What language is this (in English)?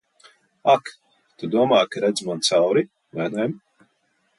Latvian